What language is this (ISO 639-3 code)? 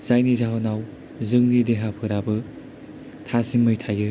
brx